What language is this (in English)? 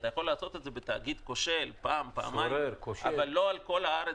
Hebrew